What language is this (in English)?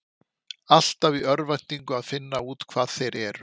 Icelandic